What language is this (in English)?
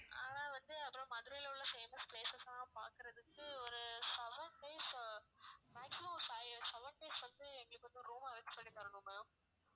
Tamil